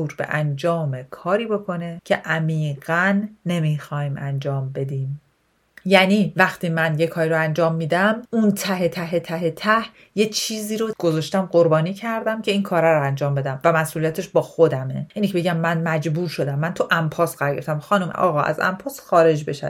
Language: Persian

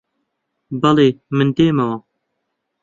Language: Central Kurdish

